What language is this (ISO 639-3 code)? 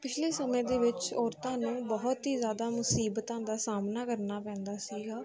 pan